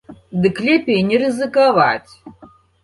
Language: Belarusian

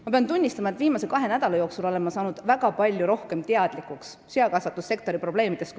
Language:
Estonian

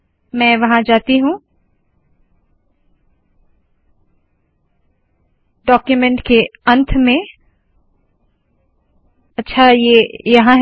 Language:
Hindi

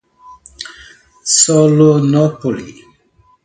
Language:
Portuguese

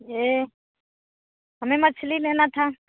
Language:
Hindi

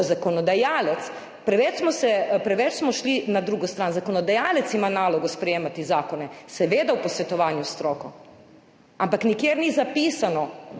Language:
Slovenian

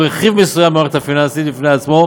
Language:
Hebrew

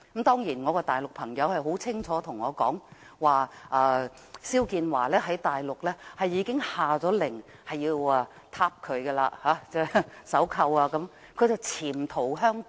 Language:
Cantonese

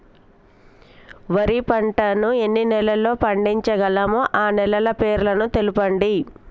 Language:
Telugu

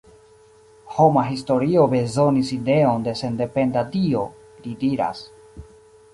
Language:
Esperanto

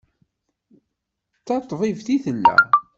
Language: Kabyle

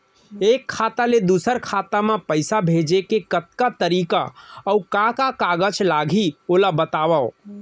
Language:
Chhattisgarhi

